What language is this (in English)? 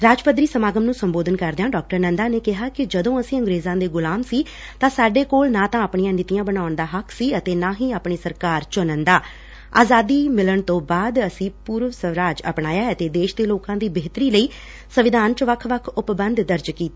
Punjabi